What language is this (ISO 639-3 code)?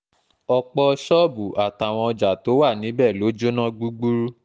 yor